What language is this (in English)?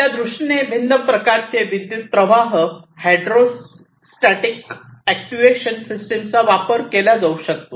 Marathi